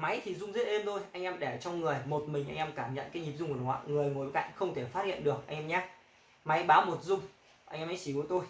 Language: Vietnamese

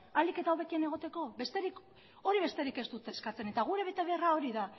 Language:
Basque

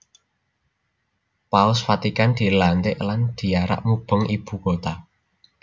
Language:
Javanese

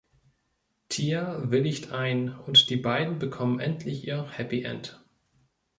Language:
German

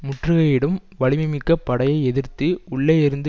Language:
Tamil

